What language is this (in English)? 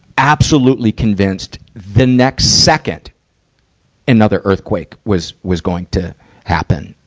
English